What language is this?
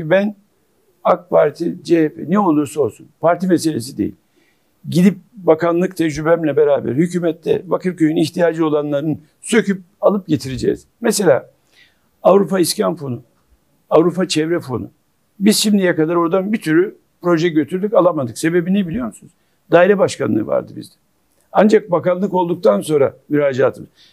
Turkish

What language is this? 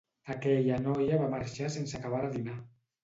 Catalan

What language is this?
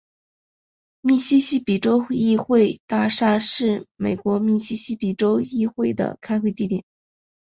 Chinese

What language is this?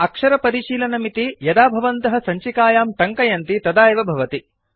Sanskrit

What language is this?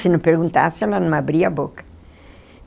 Portuguese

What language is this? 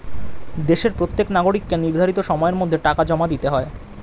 Bangla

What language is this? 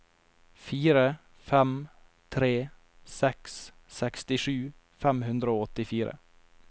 Norwegian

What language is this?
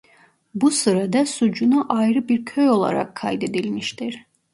Turkish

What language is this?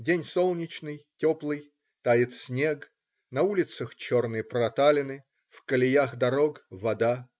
Russian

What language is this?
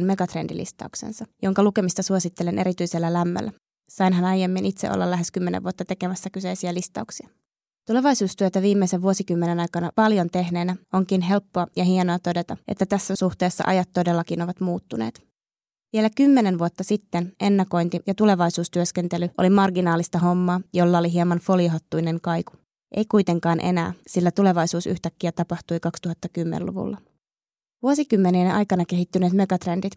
Finnish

